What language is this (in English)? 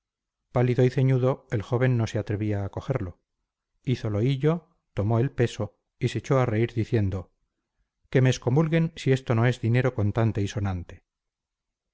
Spanish